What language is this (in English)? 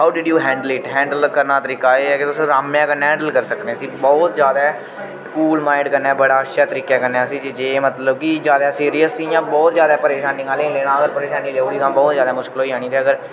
Dogri